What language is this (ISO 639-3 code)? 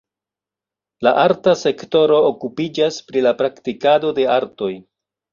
epo